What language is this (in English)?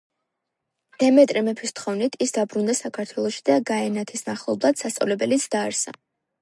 Georgian